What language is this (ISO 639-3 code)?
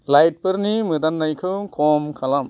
brx